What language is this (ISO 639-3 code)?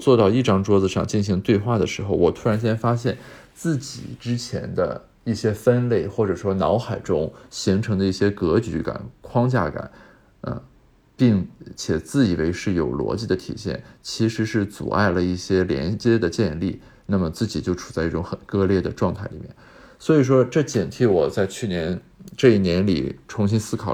zho